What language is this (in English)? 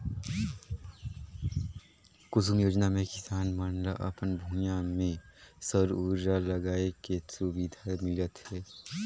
Chhattisgarhi